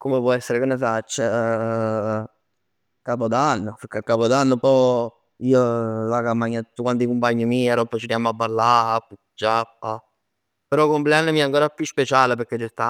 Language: Neapolitan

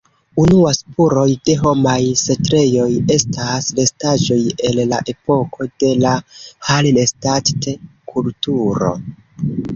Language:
Esperanto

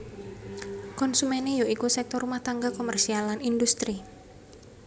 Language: Javanese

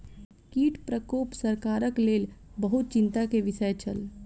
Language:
Maithili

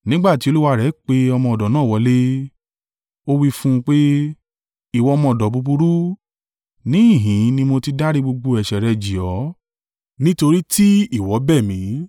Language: Yoruba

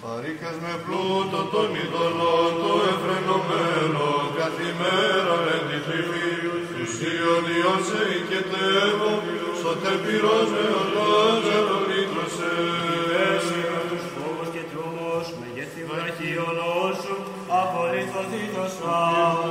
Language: Greek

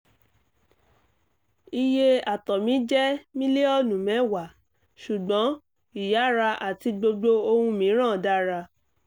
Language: Yoruba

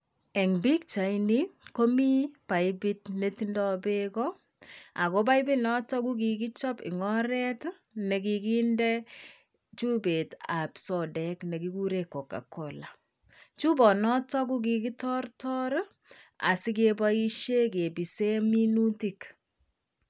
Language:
Kalenjin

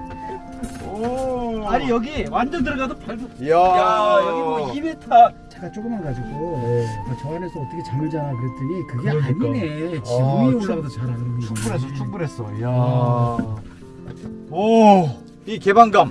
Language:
Korean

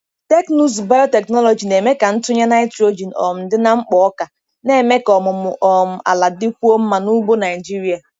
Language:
Igbo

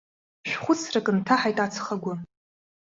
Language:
Abkhazian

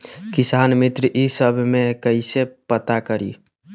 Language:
Magahi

